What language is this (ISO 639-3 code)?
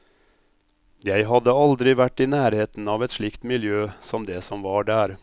nor